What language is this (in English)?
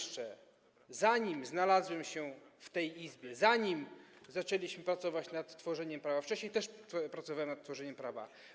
Polish